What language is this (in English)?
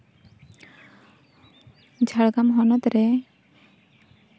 Santali